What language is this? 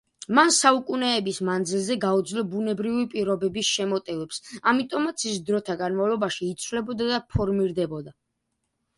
Georgian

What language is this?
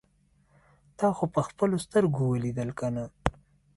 Pashto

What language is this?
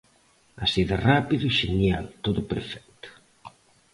Galician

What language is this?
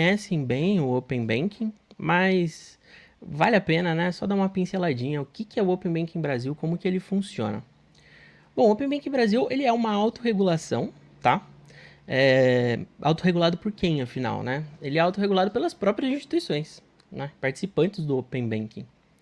Portuguese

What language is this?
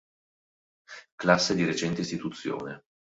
Italian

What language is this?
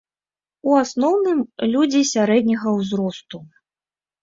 Belarusian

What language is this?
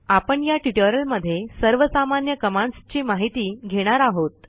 Marathi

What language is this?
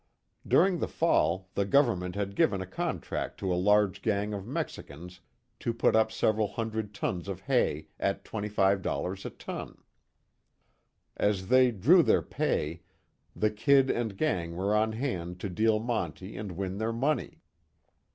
English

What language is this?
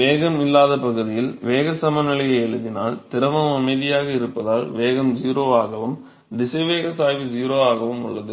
Tamil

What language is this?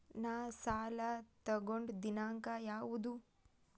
Kannada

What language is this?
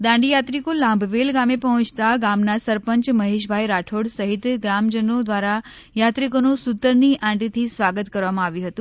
Gujarati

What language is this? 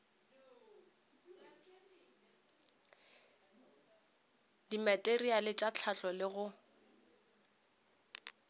Northern Sotho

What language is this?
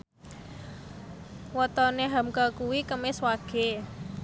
Javanese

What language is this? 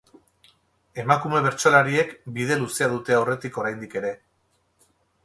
Basque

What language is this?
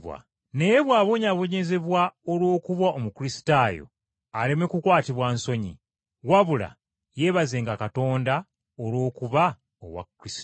Ganda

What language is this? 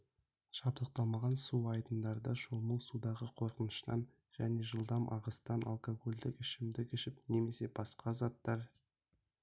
Kazakh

